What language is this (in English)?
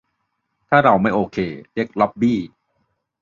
Thai